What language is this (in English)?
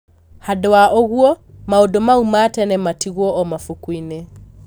Kikuyu